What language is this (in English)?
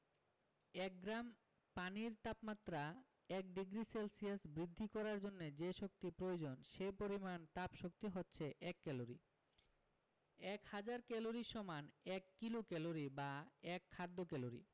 Bangla